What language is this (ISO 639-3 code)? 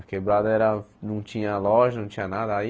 por